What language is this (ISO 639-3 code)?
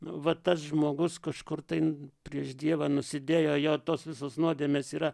lit